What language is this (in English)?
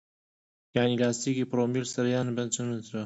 Central Kurdish